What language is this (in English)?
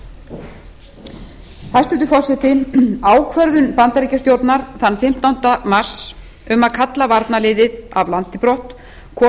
Icelandic